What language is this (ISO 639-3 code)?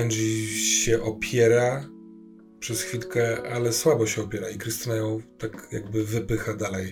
pol